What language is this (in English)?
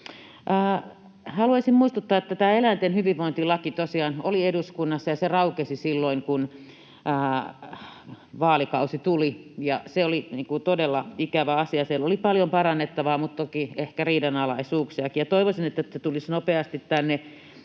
Finnish